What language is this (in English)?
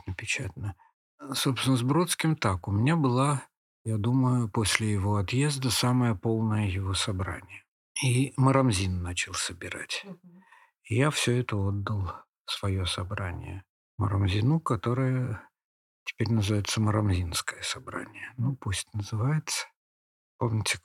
Russian